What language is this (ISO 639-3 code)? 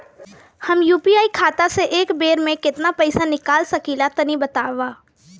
bho